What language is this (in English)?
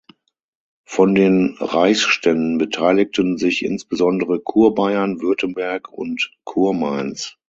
German